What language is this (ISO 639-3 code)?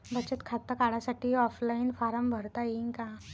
mar